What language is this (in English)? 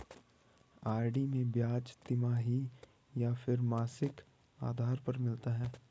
Hindi